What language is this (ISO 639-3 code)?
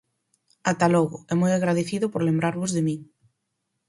glg